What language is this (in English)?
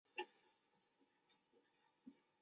Chinese